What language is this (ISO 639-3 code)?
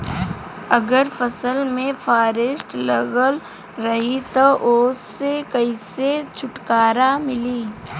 bho